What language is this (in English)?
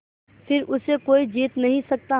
Hindi